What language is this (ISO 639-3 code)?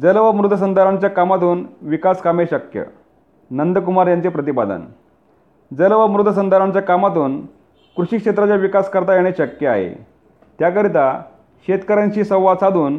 mar